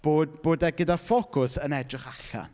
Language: Welsh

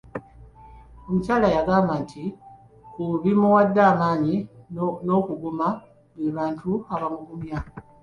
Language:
Ganda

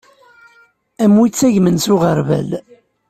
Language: Kabyle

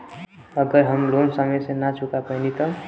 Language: Bhojpuri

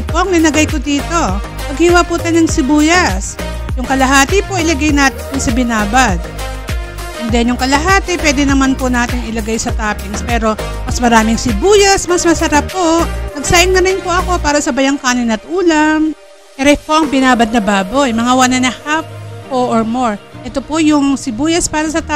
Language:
Filipino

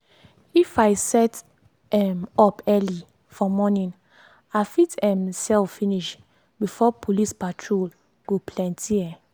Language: Nigerian Pidgin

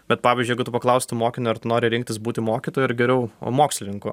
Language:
Lithuanian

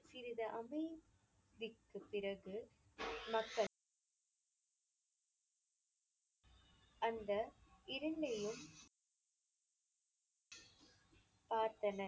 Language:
Tamil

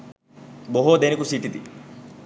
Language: Sinhala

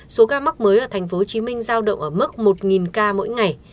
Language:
Vietnamese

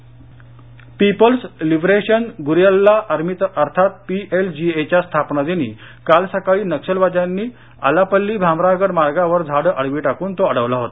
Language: Marathi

